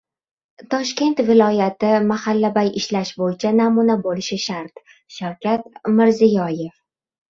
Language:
Uzbek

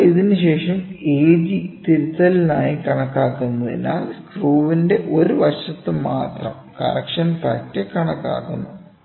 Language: Malayalam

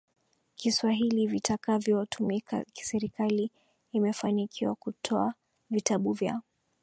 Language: Swahili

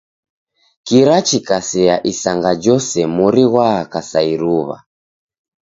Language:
Taita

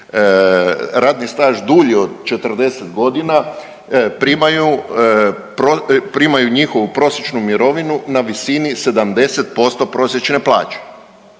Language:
Croatian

